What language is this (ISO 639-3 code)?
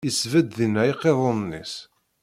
kab